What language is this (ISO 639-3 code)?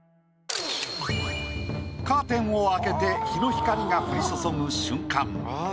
jpn